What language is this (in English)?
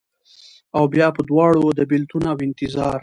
Pashto